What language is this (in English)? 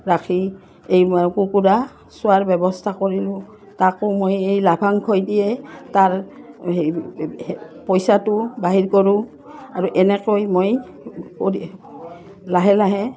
Assamese